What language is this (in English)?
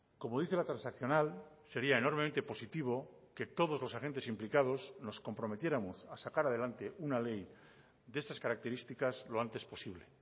Spanish